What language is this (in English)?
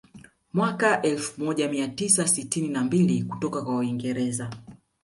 Swahili